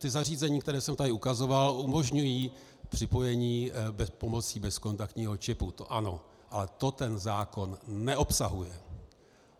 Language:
Czech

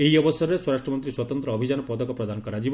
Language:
Odia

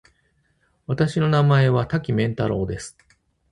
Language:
Japanese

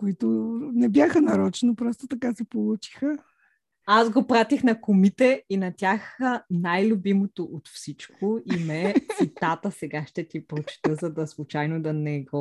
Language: Bulgarian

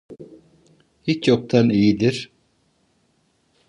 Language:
Turkish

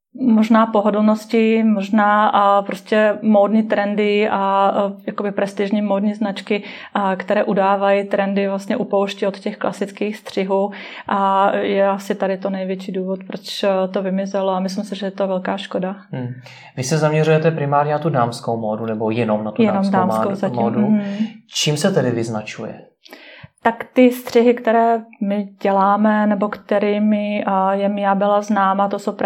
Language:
Czech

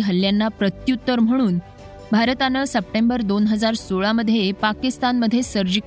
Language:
Marathi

